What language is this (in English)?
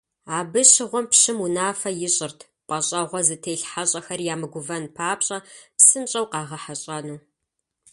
Kabardian